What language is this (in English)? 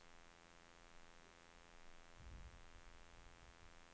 Swedish